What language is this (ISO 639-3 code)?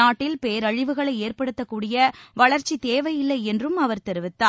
tam